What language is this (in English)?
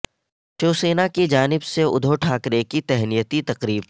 Urdu